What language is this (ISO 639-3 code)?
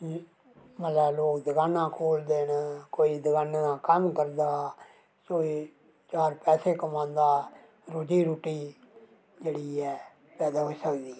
doi